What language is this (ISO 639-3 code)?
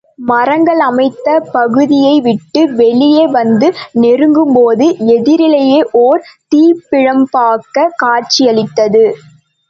tam